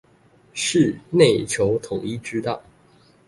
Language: Chinese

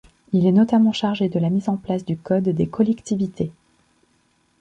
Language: French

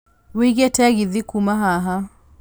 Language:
Kikuyu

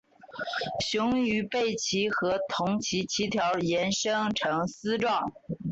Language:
Chinese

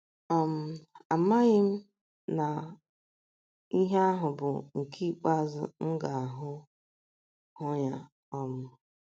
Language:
Igbo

